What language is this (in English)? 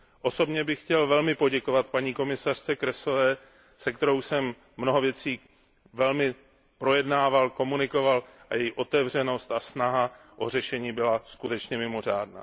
Czech